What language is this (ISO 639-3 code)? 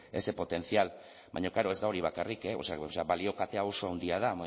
eus